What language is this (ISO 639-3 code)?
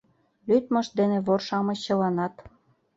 chm